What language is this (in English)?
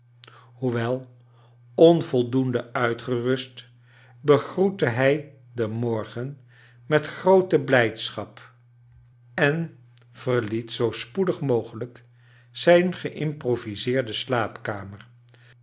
Dutch